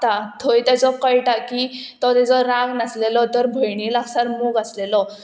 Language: Konkani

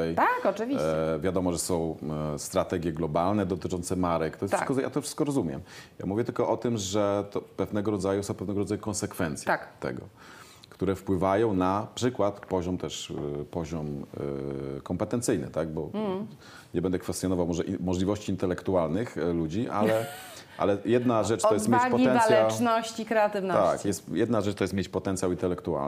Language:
Polish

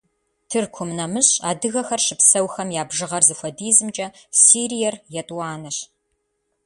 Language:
Kabardian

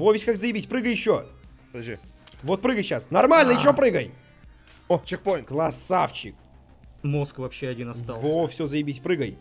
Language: Russian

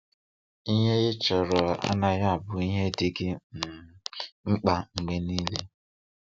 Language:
Igbo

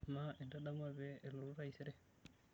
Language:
Masai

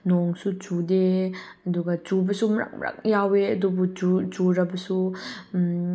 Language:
Manipuri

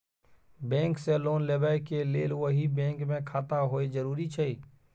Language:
Maithili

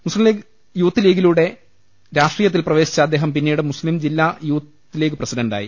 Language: Malayalam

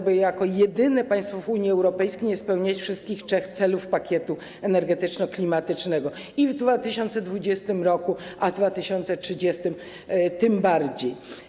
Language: Polish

